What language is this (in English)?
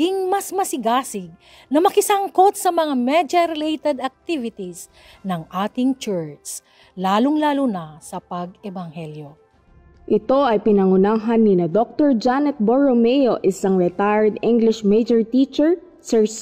Filipino